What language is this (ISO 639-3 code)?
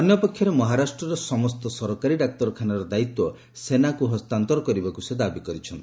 ori